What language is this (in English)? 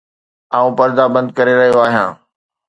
Sindhi